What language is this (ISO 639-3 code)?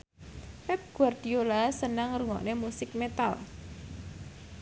jav